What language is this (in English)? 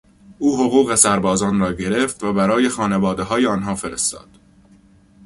Persian